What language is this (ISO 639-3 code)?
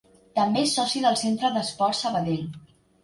cat